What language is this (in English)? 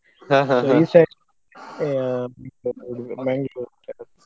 Kannada